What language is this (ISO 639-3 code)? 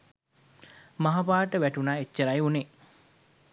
sin